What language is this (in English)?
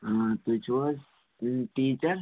Kashmiri